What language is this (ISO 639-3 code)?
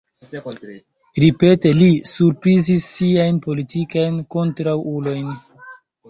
epo